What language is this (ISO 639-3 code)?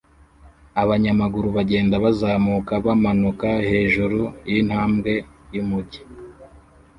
kin